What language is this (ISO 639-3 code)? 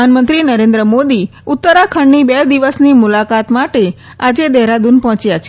guj